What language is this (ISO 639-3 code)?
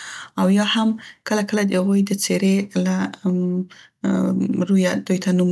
pst